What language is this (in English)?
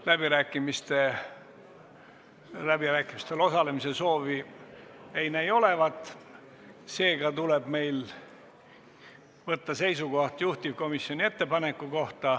Estonian